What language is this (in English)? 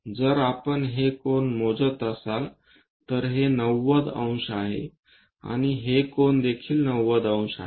Marathi